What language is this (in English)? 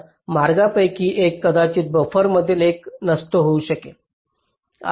Marathi